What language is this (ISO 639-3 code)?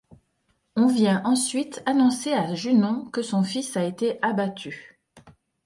fra